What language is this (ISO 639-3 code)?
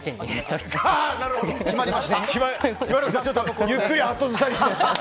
jpn